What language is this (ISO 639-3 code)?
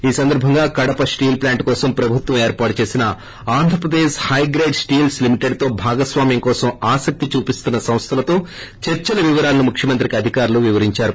tel